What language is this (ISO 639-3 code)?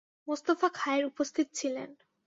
ben